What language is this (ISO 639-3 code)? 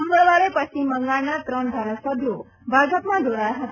guj